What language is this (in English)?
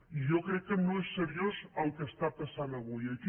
Catalan